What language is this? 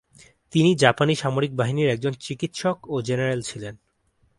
Bangla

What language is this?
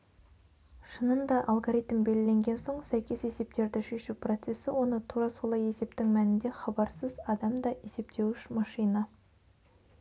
Kazakh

